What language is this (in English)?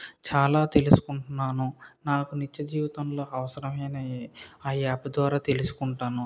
Telugu